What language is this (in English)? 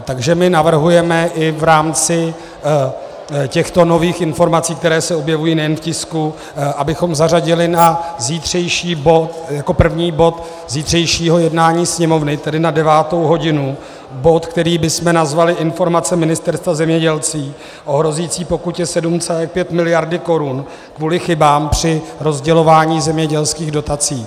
Czech